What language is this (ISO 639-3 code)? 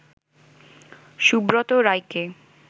ben